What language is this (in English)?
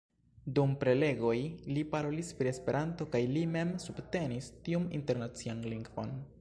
Esperanto